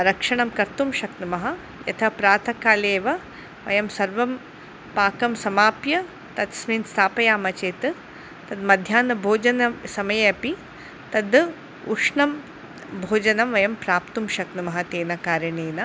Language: Sanskrit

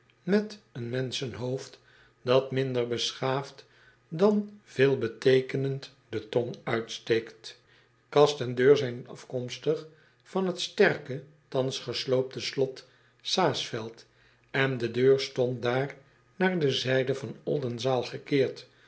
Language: Dutch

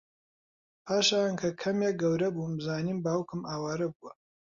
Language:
Central Kurdish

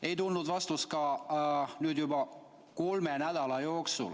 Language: Estonian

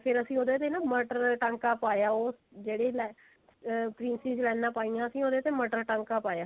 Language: Punjabi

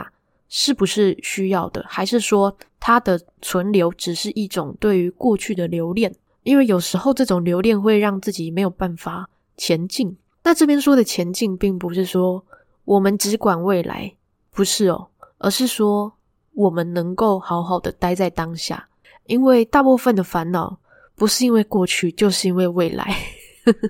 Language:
Chinese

